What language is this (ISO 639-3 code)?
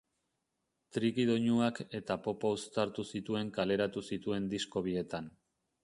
eus